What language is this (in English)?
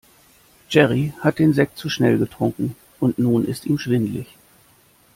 German